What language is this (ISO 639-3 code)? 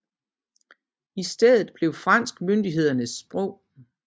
dan